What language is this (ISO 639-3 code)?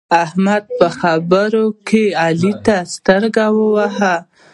pus